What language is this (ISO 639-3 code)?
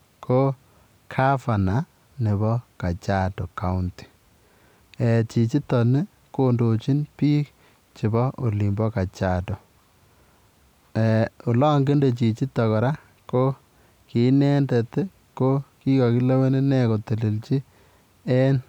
kln